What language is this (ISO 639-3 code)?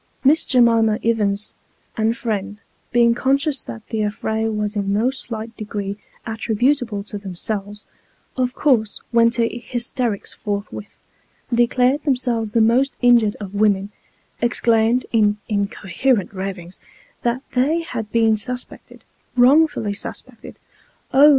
eng